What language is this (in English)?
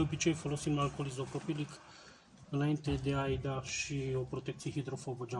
Romanian